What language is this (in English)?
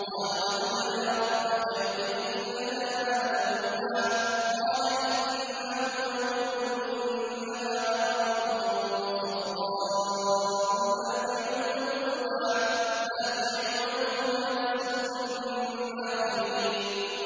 Arabic